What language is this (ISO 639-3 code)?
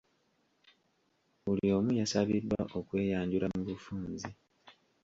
lug